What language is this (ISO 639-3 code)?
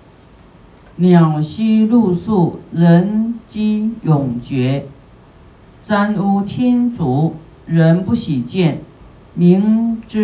zho